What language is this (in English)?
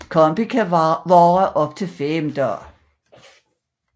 Danish